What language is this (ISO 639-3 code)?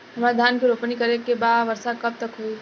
bho